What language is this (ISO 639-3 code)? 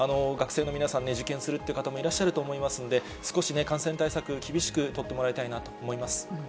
jpn